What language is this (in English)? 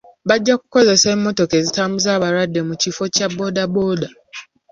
Ganda